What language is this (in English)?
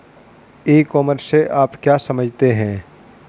Hindi